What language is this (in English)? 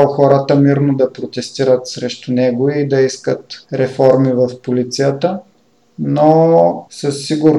Bulgarian